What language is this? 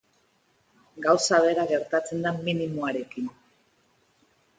Basque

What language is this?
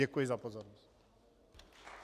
Czech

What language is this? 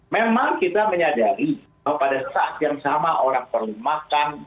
Indonesian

